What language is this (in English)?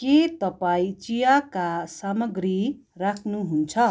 Nepali